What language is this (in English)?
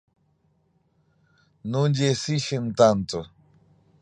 Galician